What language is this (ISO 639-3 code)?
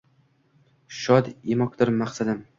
uzb